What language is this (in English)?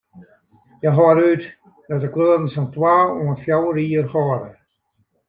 Western Frisian